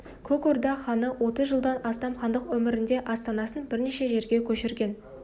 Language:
Kazakh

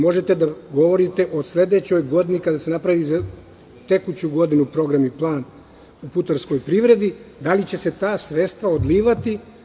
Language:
Serbian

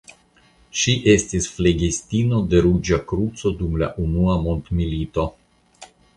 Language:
Esperanto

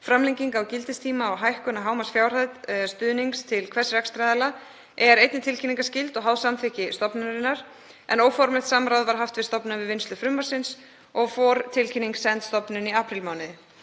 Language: Icelandic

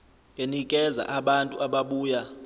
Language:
Zulu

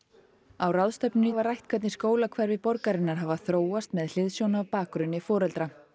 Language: Icelandic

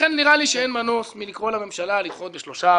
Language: Hebrew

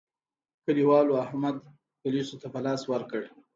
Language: Pashto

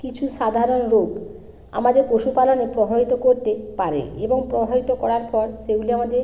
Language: Bangla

